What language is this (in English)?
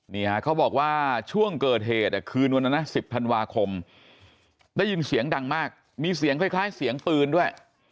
Thai